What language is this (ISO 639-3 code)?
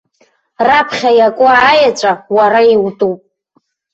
abk